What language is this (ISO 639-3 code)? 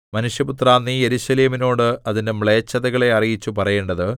mal